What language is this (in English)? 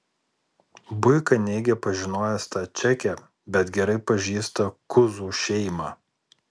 Lithuanian